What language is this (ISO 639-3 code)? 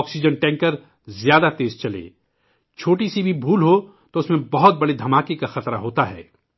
urd